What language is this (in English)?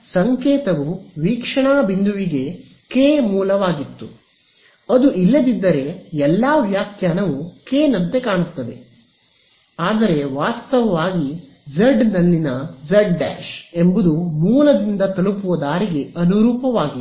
Kannada